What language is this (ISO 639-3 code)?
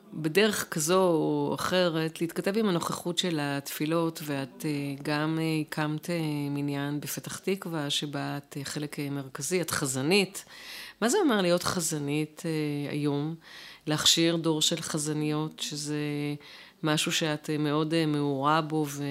heb